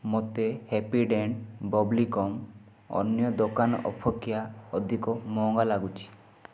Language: Odia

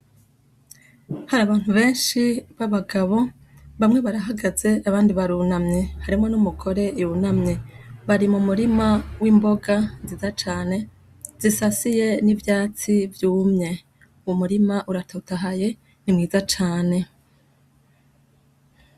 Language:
Rundi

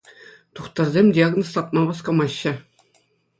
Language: Chuvash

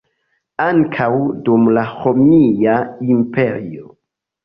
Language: Esperanto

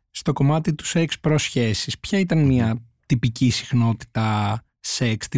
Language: Greek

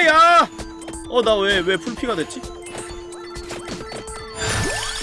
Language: Korean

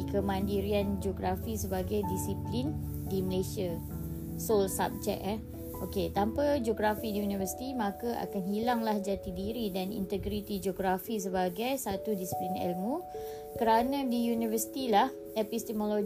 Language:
Malay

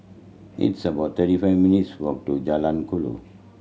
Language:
English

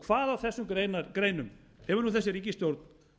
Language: Icelandic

